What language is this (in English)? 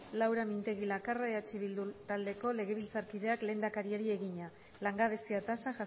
Basque